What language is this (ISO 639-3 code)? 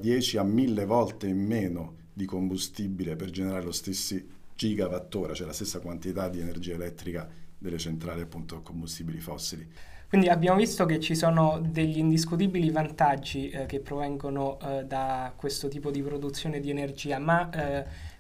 ita